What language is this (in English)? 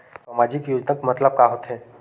Chhattisgarhi